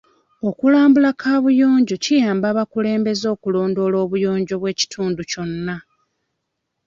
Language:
Ganda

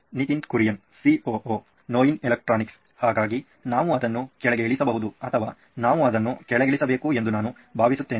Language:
Kannada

